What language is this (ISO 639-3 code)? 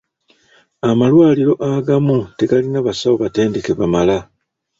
lug